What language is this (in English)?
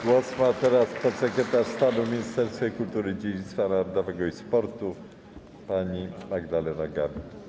Polish